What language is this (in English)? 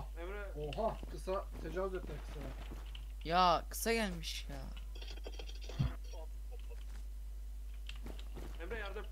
Turkish